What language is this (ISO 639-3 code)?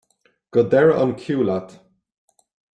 gle